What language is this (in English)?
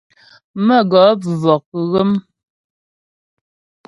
Ghomala